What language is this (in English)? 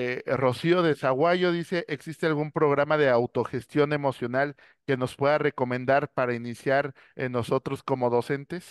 Spanish